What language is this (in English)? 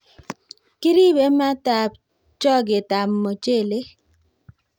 Kalenjin